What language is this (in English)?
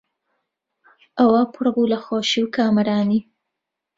Central Kurdish